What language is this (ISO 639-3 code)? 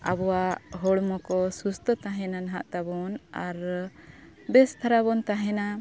sat